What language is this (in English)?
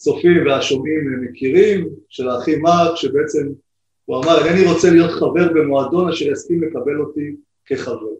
Hebrew